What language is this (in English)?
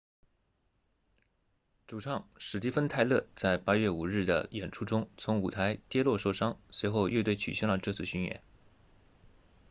Chinese